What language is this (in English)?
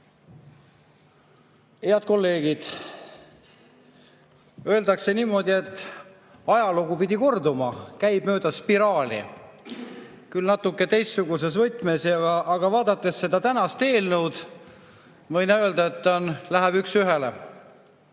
Estonian